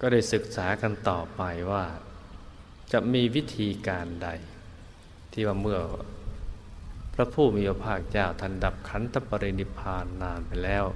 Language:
Thai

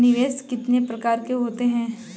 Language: Hindi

